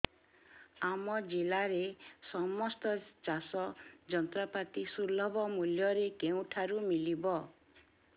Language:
Odia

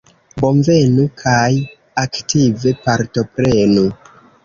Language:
Esperanto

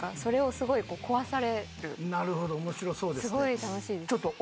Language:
Japanese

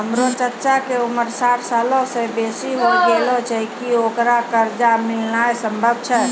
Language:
Maithili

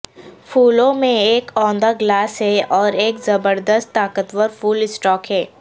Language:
Urdu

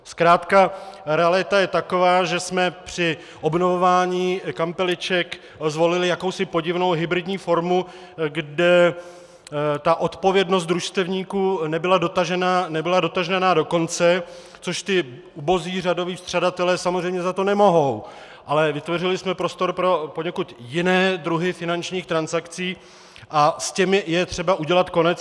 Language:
Czech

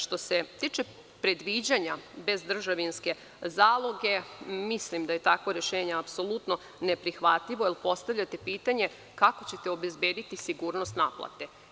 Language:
Serbian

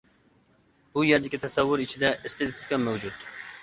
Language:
Uyghur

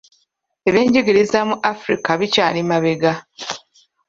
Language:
Ganda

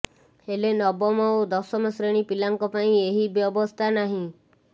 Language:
Odia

